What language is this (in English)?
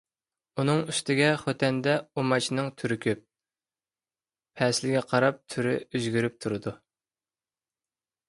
Uyghur